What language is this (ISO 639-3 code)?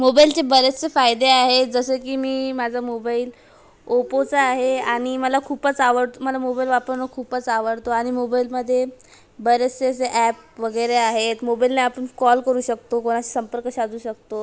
mar